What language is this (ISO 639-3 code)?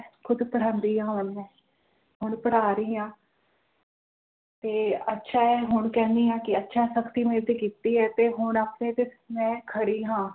pan